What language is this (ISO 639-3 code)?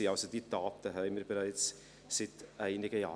gsw